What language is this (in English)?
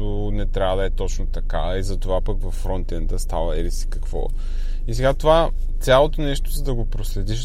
Bulgarian